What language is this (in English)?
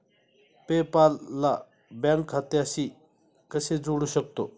Marathi